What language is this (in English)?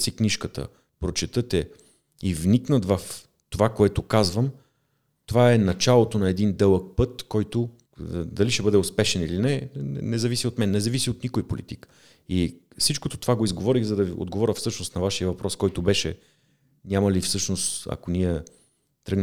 Bulgarian